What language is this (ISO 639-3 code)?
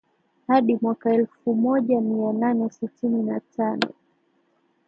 swa